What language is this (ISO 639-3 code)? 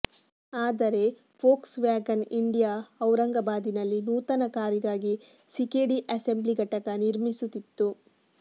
kan